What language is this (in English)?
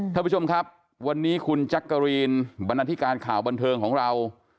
Thai